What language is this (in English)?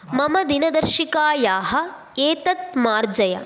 Sanskrit